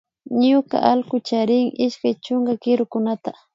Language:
Imbabura Highland Quichua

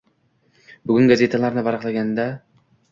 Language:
Uzbek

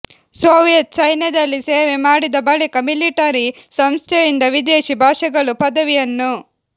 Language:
Kannada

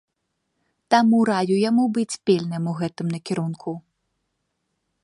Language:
Belarusian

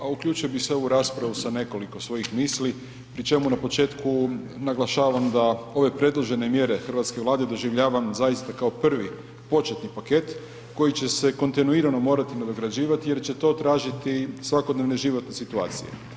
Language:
Croatian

